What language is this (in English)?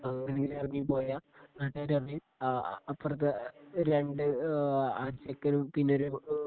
Malayalam